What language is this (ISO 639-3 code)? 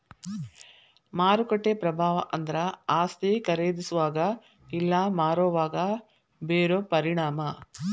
kan